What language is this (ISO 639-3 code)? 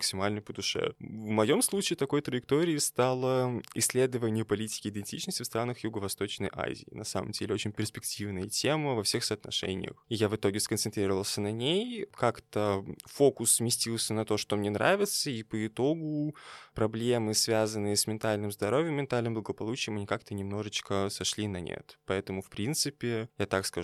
rus